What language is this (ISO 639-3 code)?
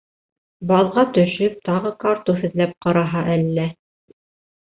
bak